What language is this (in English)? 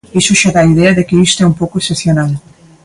Galician